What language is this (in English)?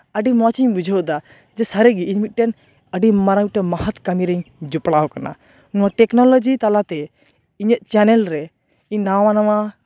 Santali